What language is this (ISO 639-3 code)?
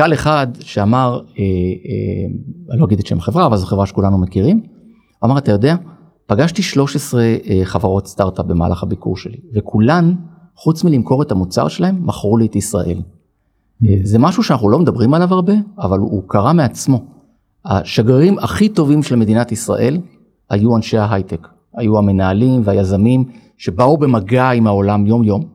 heb